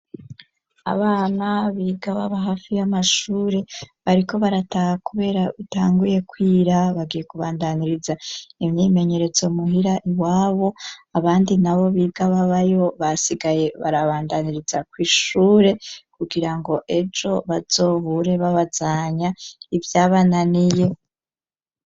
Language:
Rundi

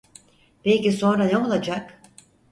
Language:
Turkish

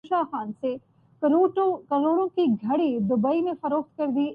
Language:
Urdu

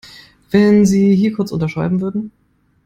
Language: German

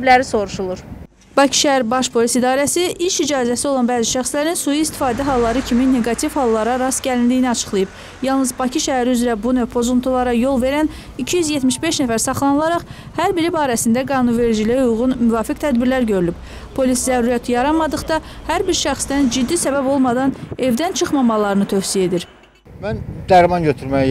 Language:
Turkish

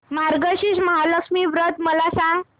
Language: Marathi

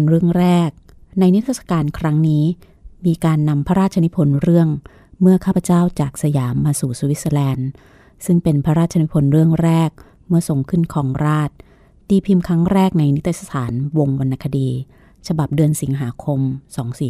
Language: Thai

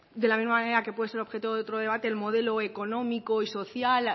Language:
Spanish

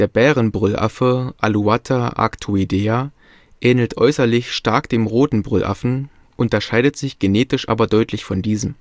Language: German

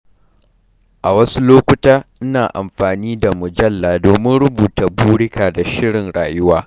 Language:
Hausa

